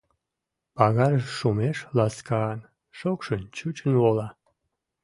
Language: Mari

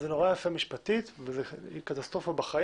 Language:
Hebrew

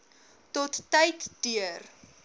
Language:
Afrikaans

